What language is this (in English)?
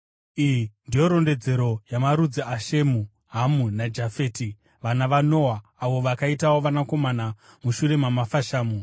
Shona